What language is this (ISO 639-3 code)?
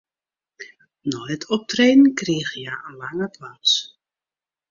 fry